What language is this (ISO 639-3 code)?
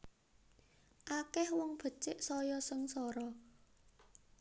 jav